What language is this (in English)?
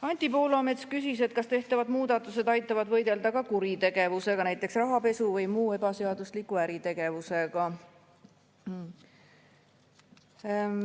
Estonian